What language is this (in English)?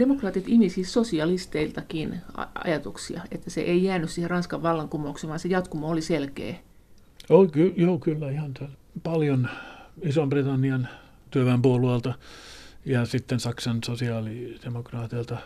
Finnish